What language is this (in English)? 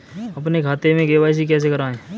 Hindi